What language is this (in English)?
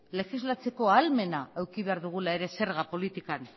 Basque